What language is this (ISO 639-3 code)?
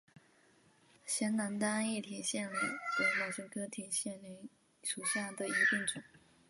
zho